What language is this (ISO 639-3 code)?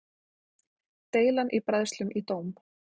isl